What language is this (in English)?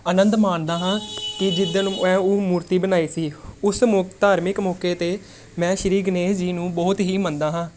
Punjabi